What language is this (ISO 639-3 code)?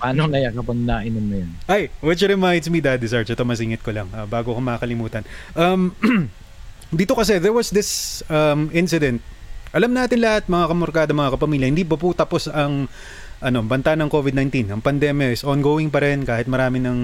fil